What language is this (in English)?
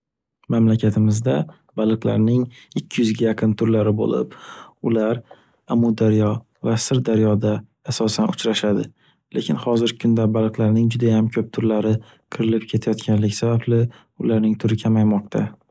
Uzbek